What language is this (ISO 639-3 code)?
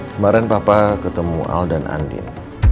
ind